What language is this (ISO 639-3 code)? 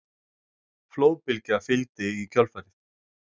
isl